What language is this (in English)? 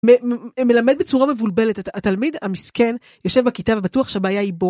Hebrew